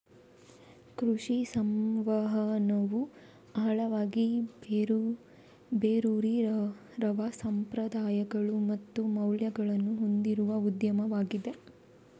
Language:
Kannada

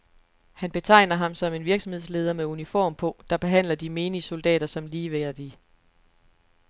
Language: Danish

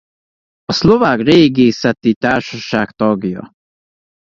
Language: Hungarian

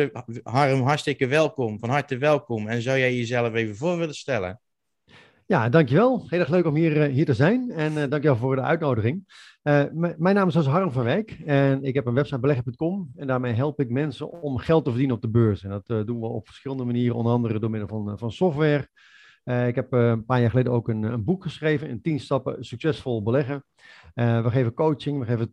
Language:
Dutch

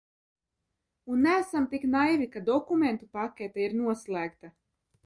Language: Latvian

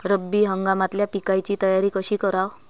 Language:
Marathi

